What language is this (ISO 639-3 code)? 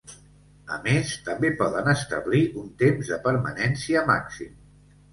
cat